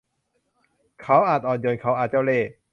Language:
Thai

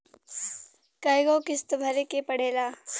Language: Bhojpuri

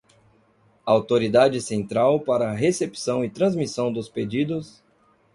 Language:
Portuguese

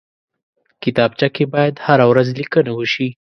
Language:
Pashto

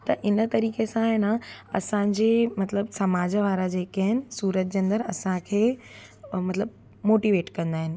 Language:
Sindhi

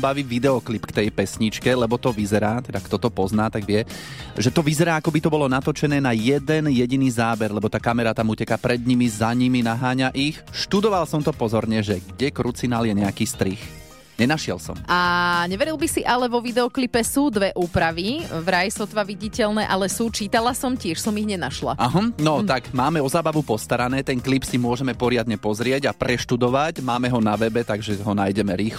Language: Slovak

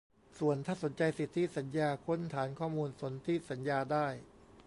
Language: Thai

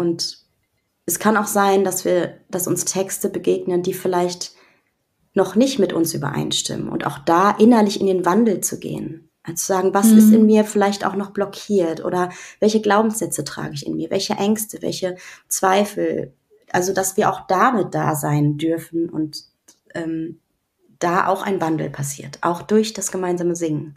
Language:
German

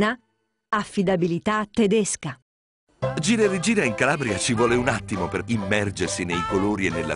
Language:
Italian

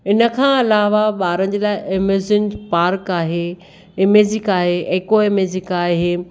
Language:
Sindhi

